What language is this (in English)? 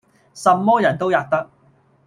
Cantonese